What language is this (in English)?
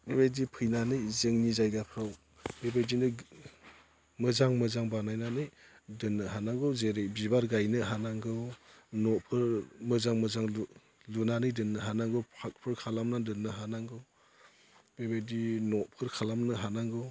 Bodo